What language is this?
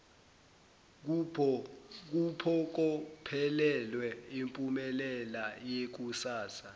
Zulu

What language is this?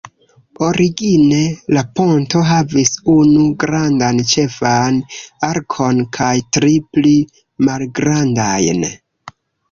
Esperanto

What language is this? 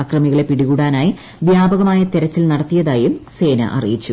Malayalam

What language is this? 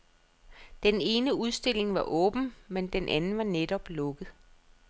Danish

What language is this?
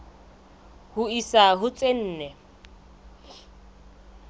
Southern Sotho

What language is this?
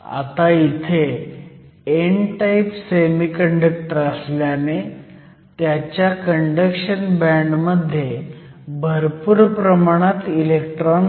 Marathi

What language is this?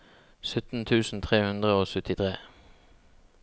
Norwegian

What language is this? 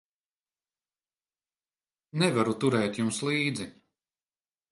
Latvian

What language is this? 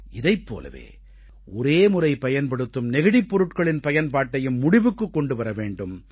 Tamil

